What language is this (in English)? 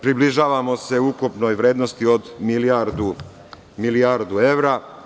Serbian